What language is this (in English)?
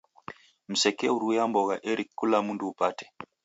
Taita